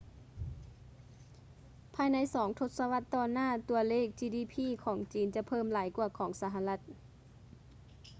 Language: Lao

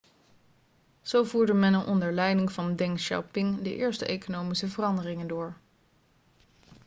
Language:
Dutch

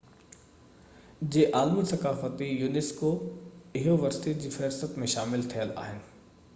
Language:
Sindhi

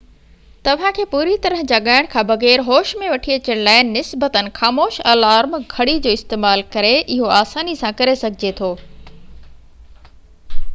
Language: Sindhi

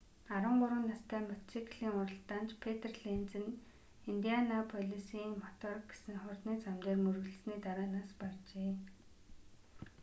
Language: Mongolian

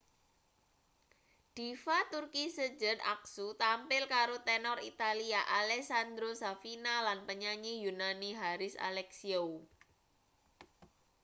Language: Javanese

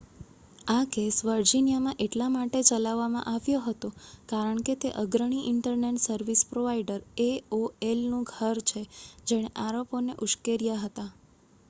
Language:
Gujarati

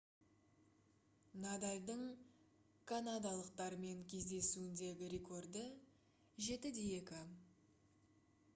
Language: Kazakh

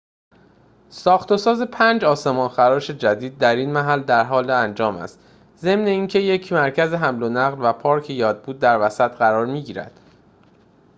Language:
Persian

